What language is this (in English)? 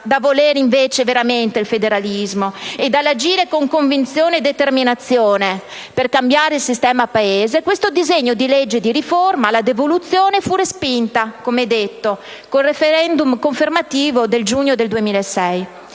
Italian